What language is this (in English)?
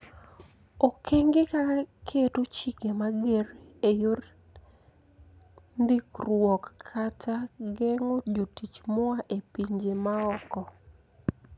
Luo (Kenya and Tanzania)